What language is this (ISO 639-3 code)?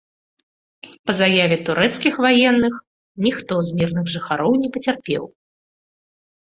bel